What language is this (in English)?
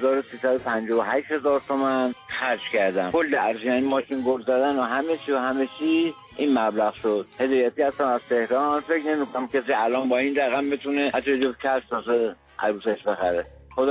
Persian